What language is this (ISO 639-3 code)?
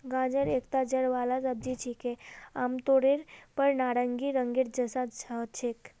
mag